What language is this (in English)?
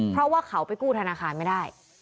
Thai